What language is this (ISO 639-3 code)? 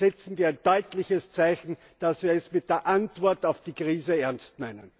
deu